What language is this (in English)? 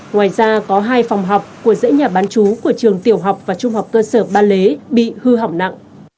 Vietnamese